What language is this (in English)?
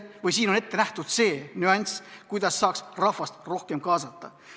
Estonian